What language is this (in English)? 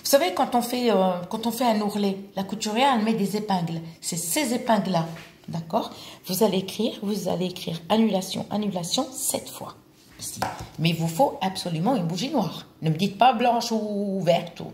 French